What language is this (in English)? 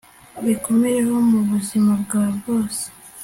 Kinyarwanda